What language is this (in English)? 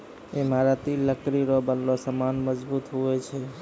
Maithili